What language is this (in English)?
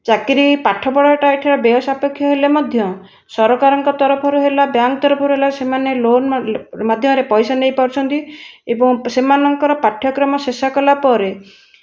Odia